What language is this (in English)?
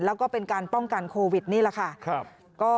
Thai